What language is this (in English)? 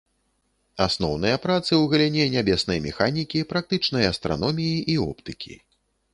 Belarusian